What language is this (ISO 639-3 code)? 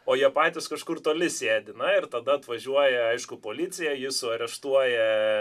lit